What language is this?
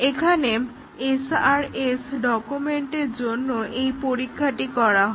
Bangla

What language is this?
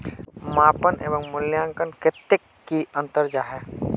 Magahi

